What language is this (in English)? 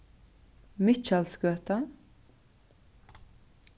Faroese